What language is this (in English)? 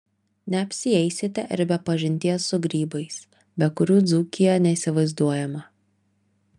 Lithuanian